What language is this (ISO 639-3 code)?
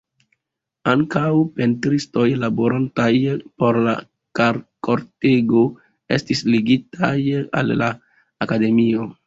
epo